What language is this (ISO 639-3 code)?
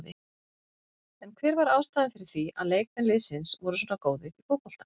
isl